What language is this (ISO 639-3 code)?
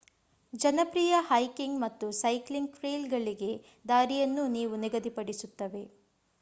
kan